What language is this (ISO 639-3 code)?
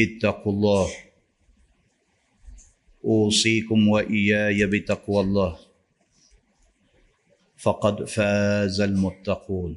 msa